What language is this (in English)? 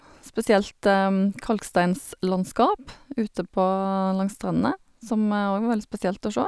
Norwegian